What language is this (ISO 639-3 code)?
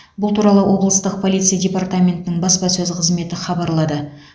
kaz